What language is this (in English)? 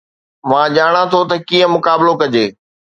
Sindhi